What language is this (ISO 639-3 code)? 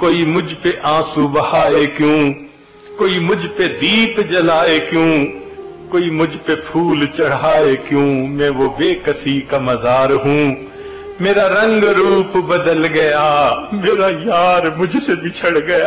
urd